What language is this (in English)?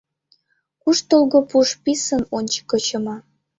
Mari